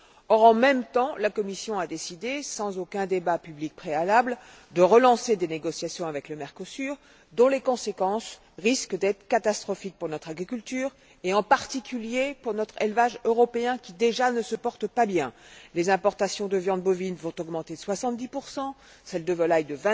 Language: French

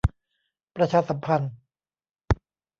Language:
Thai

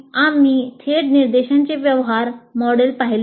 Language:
Marathi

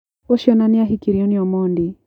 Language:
Kikuyu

